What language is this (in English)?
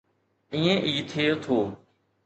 Sindhi